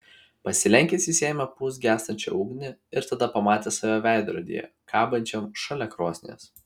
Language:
Lithuanian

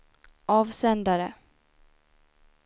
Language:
Swedish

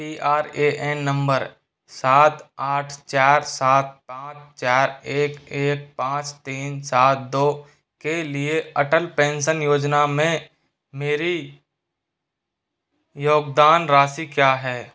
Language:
Hindi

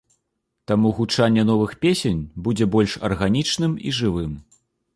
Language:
Belarusian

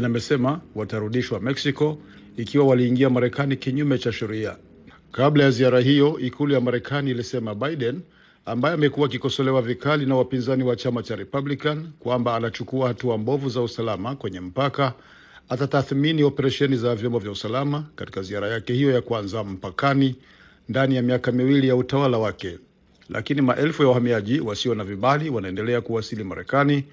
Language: Swahili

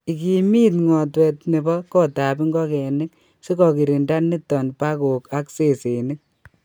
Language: Kalenjin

